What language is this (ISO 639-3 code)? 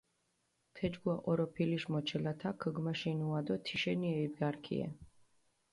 xmf